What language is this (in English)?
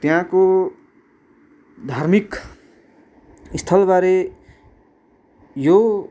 Nepali